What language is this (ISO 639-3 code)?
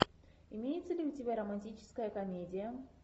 rus